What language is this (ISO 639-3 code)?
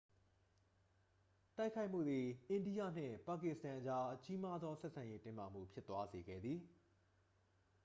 mya